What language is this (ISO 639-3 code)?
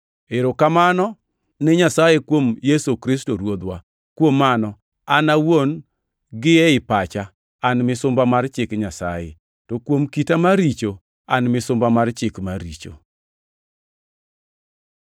luo